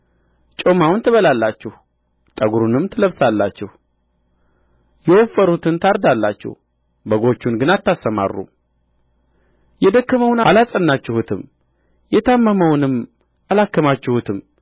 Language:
Amharic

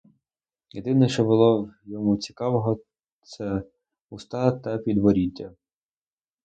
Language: Ukrainian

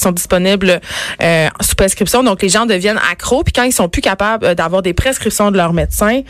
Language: French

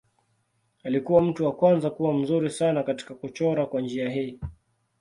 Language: Swahili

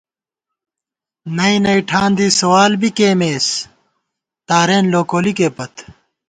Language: Gawar-Bati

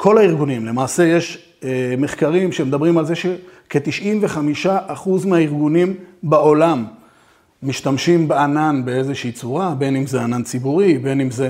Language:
Hebrew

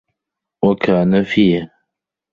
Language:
Arabic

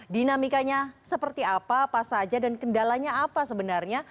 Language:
Indonesian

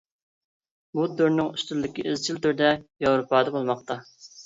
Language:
Uyghur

